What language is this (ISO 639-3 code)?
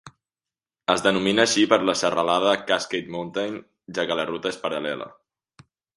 cat